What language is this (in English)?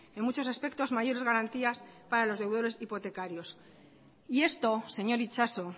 Spanish